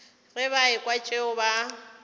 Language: Northern Sotho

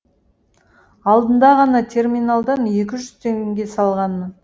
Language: Kazakh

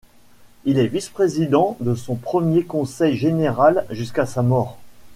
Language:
French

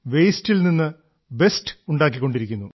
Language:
Malayalam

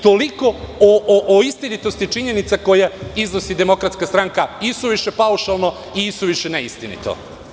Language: Serbian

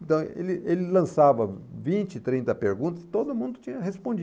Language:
Portuguese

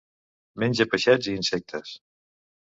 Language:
Catalan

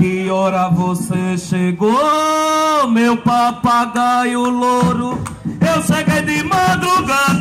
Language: Portuguese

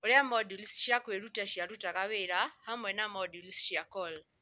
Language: Kikuyu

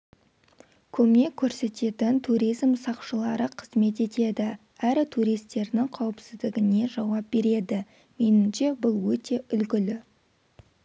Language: Kazakh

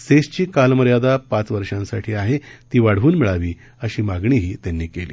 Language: Marathi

